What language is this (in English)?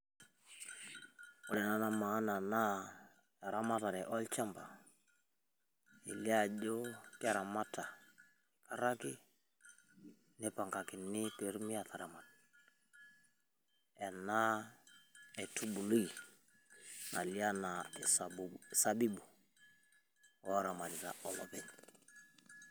Masai